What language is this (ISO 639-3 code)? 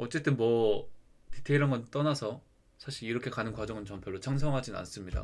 kor